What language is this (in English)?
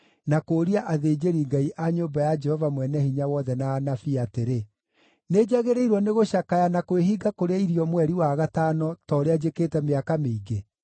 Kikuyu